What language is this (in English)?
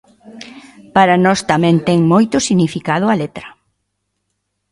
Galician